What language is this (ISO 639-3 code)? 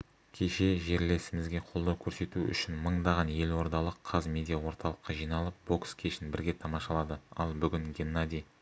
kaz